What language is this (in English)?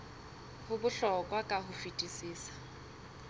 Southern Sotho